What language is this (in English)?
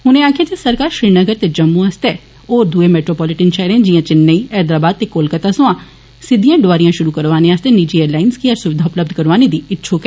Dogri